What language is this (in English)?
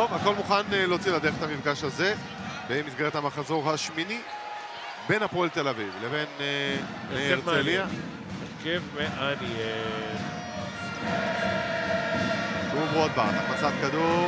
Hebrew